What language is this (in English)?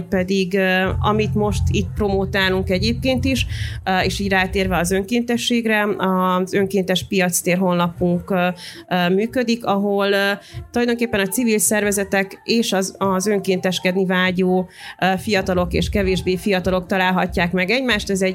Hungarian